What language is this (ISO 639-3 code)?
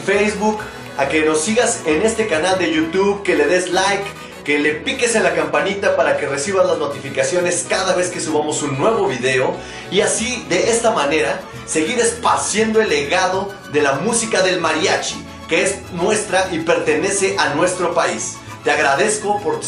spa